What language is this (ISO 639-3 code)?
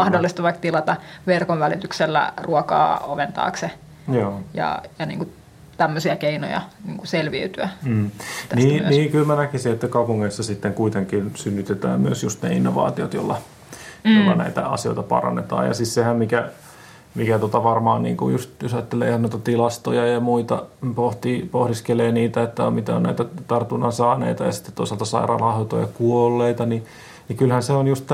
fin